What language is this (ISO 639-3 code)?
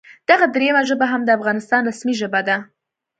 pus